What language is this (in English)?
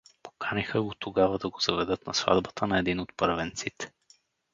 Bulgarian